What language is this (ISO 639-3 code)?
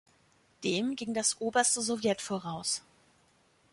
deu